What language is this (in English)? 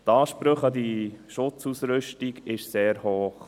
Swiss German